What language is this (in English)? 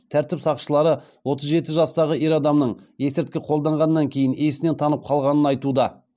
Kazakh